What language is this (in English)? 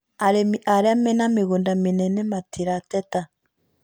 Kikuyu